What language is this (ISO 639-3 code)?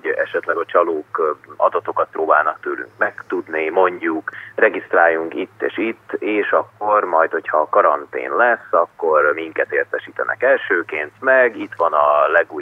hun